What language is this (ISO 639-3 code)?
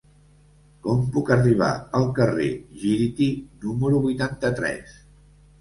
cat